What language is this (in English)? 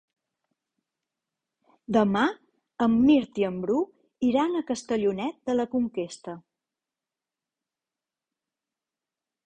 Catalan